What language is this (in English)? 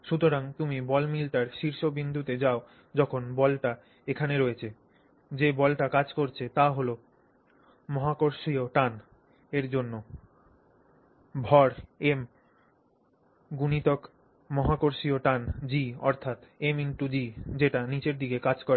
Bangla